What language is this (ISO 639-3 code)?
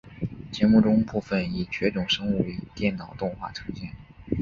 zho